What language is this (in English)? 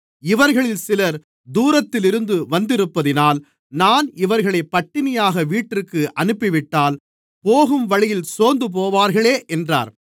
Tamil